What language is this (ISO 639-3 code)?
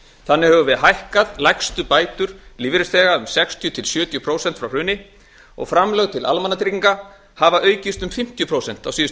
isl